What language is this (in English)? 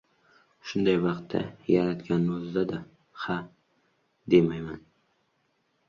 Uzbek